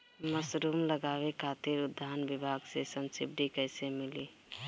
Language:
Bhojpuri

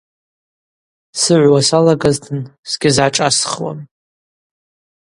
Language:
Abaza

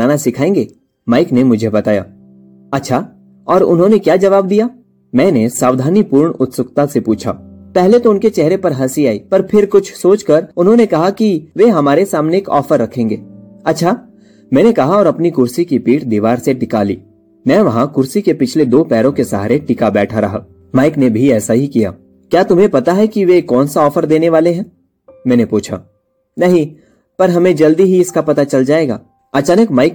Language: Hindi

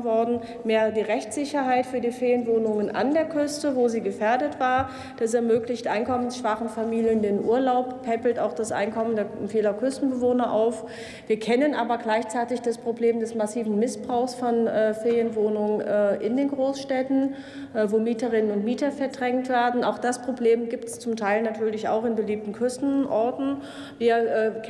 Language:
German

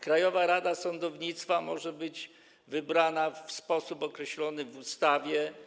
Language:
Polish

